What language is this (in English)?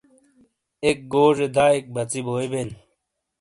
Shina